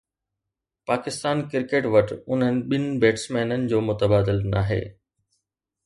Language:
Sindhi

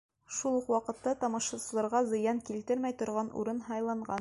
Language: Bashkir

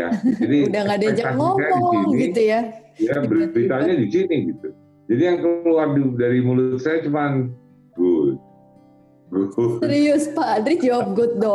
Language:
Indonesian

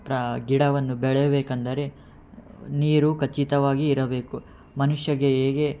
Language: Kannada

